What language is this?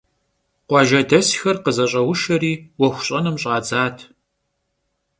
Kabardian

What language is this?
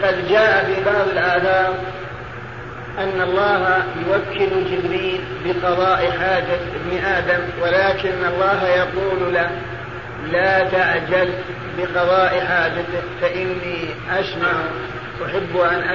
Arabic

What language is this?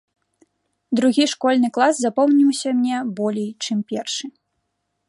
Belarusian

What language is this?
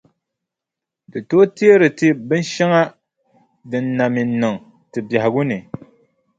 Dagbani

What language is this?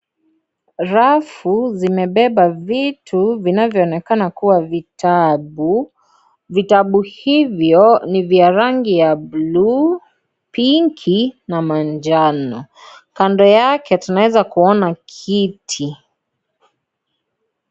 Swahili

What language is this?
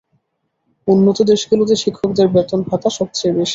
Bangla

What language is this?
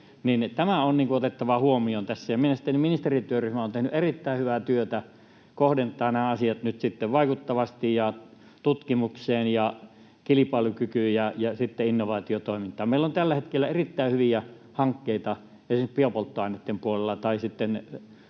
Finnish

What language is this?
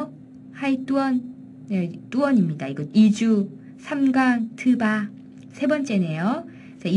Korean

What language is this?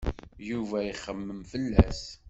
Kabyle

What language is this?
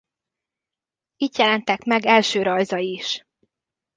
Hungarian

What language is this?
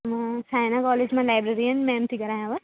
Sindhi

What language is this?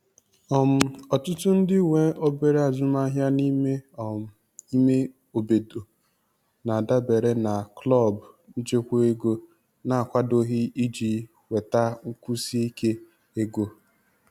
Igbo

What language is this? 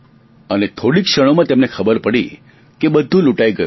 Gujarati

